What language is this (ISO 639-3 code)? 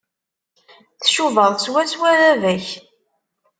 kab